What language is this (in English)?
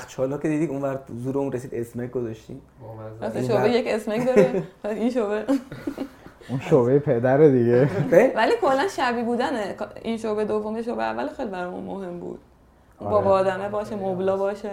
Persian